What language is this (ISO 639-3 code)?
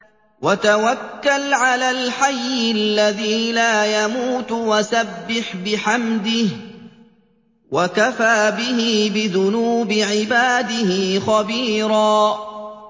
ara